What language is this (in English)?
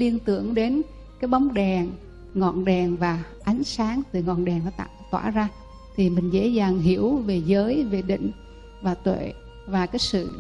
Vietnamese